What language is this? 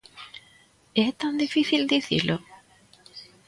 Galician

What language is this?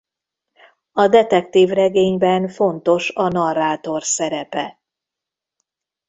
Hungarian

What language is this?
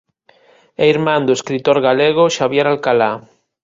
Galician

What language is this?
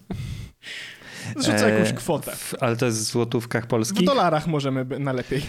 Polish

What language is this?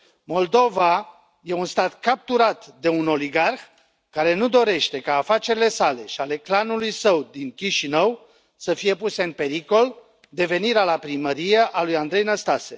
Romanian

